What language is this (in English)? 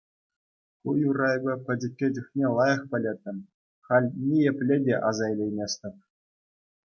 Chuvash